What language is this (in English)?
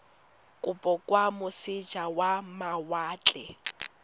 Tswana